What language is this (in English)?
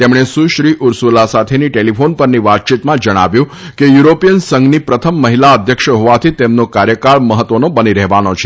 Gujarati